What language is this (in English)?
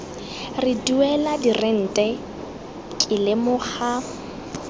Tswana